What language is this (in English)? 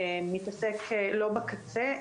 Hebrew